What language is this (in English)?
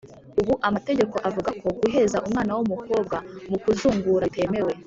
Kinyarwanda